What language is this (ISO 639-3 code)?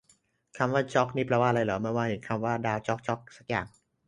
tha